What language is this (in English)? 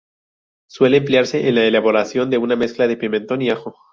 Spanish